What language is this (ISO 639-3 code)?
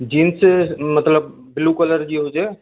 snd